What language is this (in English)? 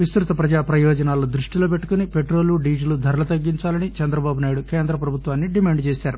Telugu